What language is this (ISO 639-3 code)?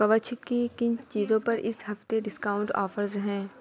urd